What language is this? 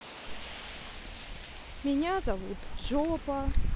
Russian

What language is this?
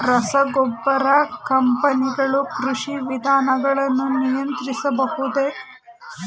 Kannada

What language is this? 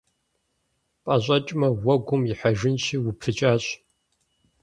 Kabardian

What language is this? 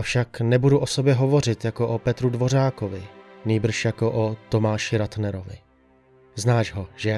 Czech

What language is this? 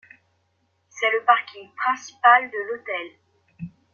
French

